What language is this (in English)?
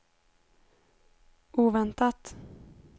Swedish